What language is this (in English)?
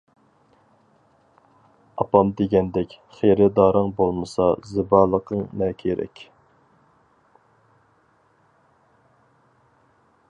Uyghur